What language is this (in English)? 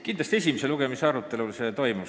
Estonian